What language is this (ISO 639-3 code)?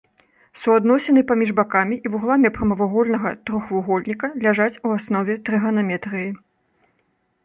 bel